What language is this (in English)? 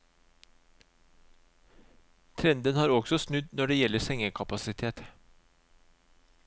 Norwegian